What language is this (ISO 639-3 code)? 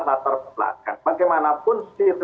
ind